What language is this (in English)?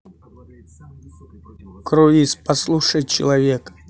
Russian